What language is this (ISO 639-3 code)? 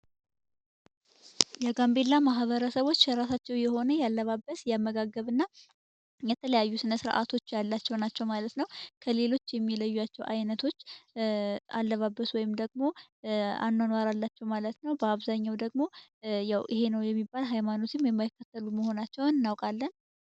amh